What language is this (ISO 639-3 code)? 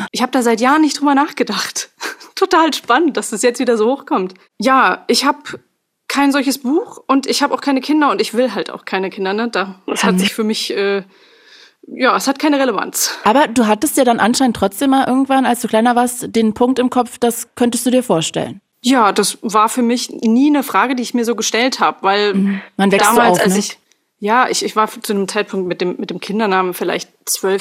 deu